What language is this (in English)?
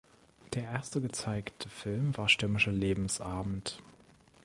German